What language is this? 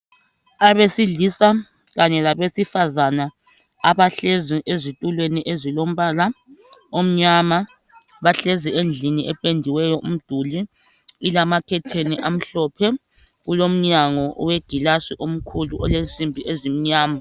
North Ndebele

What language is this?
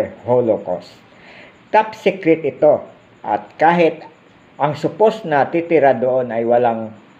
Filipino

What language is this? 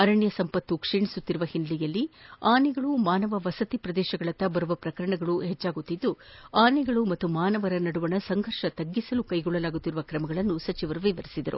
Kannada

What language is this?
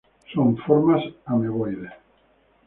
Spanish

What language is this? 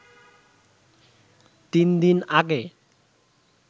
Bangla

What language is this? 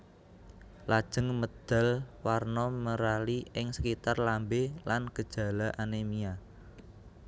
Javanese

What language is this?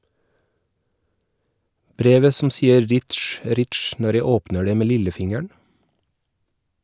Norwegian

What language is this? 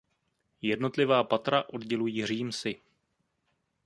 Czech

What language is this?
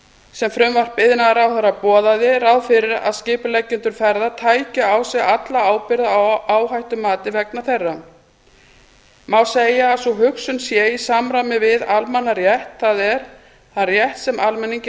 Icelandic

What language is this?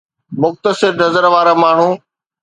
Sindhi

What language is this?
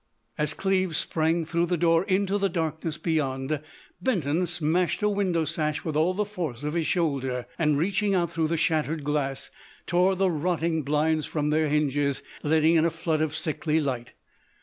English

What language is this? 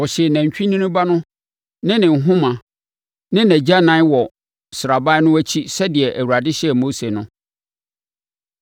Akan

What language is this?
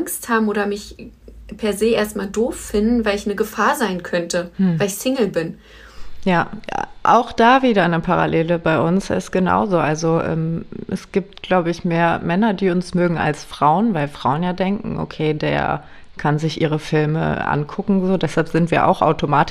German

